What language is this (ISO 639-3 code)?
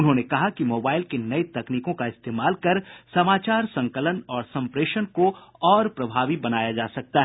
hin